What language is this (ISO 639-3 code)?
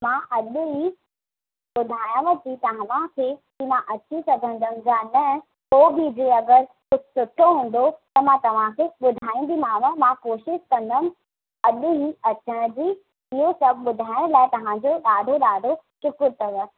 snd